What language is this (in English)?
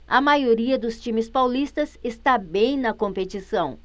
Portuguese